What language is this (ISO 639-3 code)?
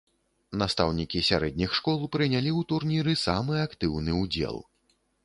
bel